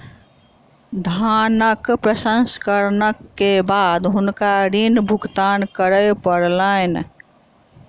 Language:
Maithili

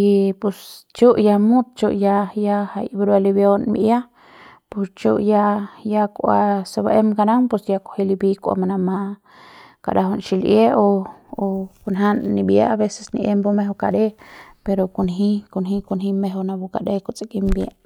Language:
Central Pame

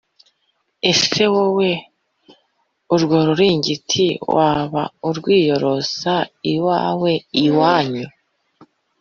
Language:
Kinyarwanda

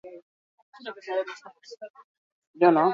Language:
Basque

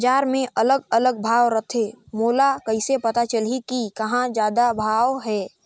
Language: Chhattisgarhi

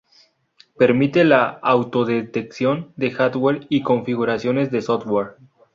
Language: Spanish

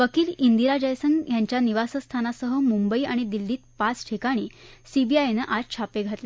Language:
Marathi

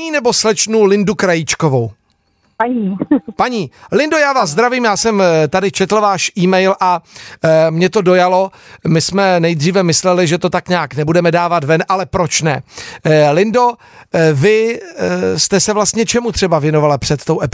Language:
Czech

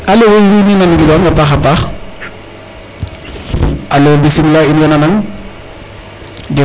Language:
Serer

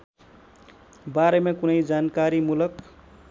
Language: Nepali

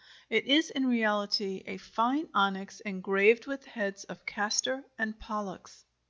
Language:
English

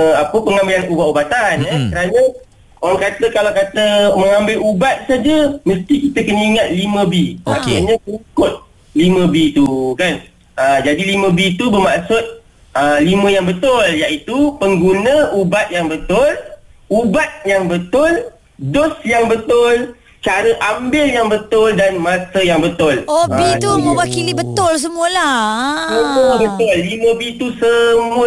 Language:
Malay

